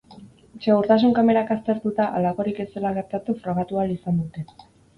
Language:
Basque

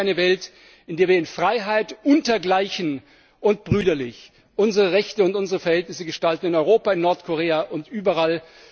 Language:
German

